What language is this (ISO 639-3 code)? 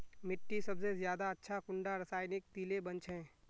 mag